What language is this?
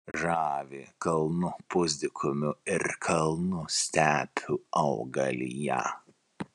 Lithuanian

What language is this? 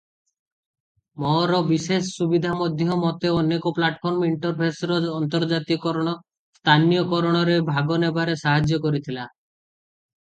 Odia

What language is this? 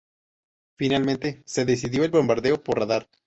Spanish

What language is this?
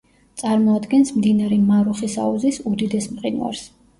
Georgian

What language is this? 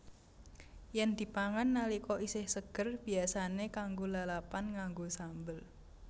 Javanese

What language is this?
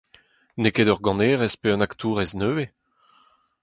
Breton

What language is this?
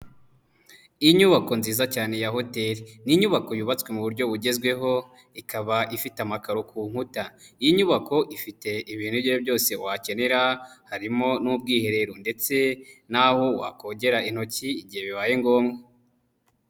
Kinyarwanda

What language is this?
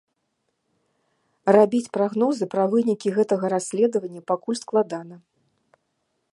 Belarusian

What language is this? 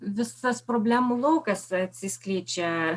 Lithuanian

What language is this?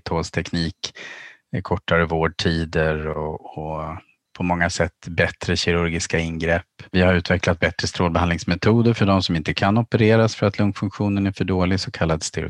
Swedish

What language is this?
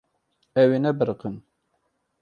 Kurdish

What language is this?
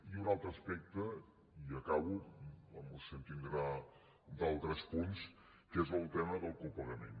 Catalan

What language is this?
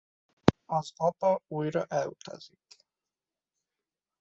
Hungarian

